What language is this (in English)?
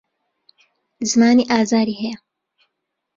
Central Kurdish